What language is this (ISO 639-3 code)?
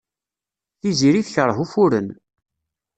kab